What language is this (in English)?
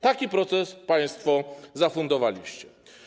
Polish